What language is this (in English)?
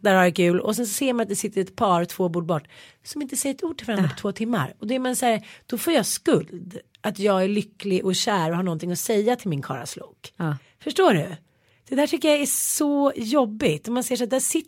Swedish